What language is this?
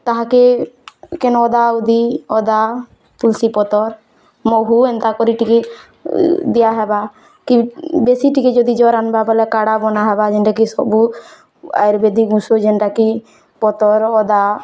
Odia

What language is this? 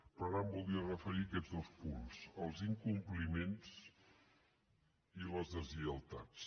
Catalan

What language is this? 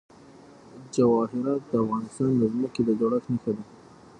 Pashto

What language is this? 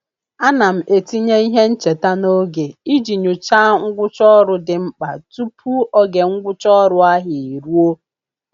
Igbo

